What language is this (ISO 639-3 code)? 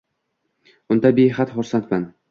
uzb